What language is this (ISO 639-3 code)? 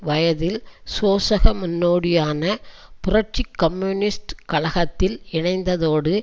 tam